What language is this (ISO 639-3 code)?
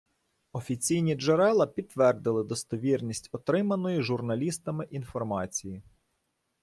ukr